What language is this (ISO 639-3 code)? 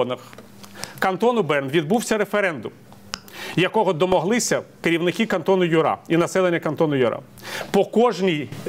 ukr